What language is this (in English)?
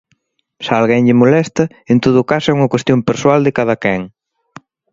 Galician